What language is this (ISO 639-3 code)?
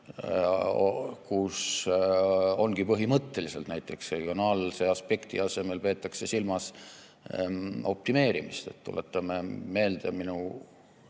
est